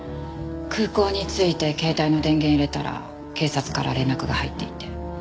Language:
Japanese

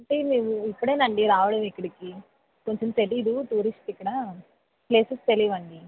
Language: Telugu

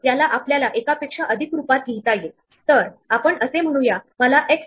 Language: Marathi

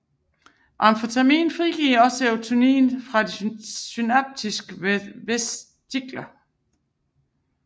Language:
Danish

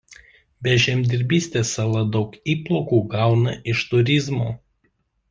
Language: Lithuanian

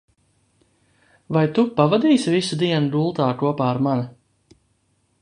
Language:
Latvian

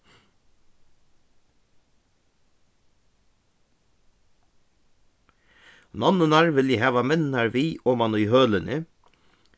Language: Faroese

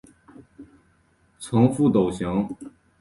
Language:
Chinese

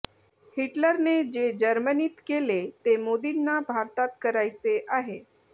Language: Marathi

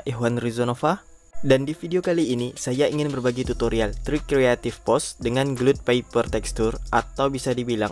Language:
Indonesian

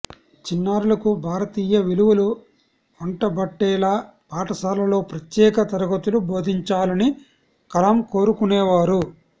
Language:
Telugu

